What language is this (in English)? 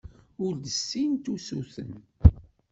Kabyle